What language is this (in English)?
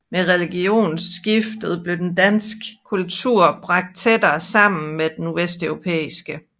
Danish